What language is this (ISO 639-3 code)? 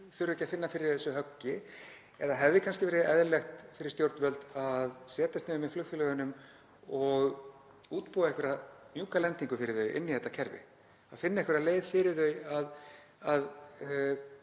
isl